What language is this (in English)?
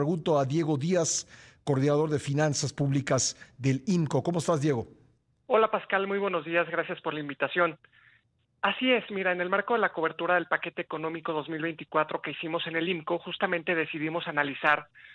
Spanish